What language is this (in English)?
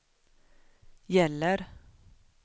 Swedish